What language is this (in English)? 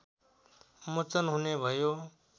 Nepali